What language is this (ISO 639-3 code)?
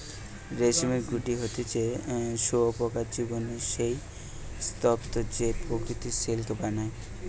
ben